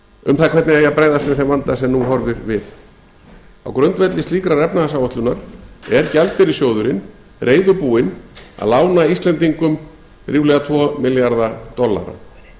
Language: Icelandic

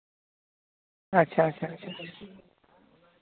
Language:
Santali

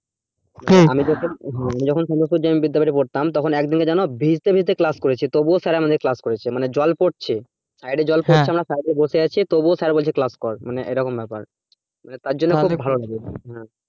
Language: Bangla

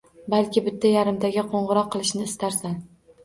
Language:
Uzbek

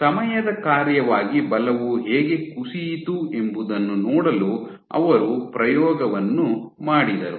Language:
Kannada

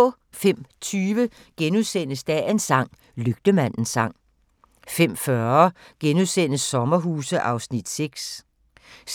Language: Danish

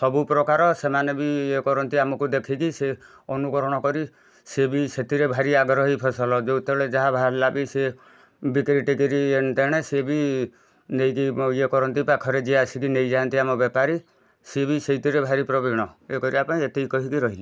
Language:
Odia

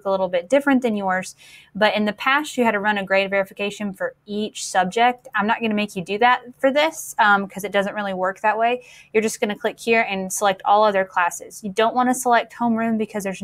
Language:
English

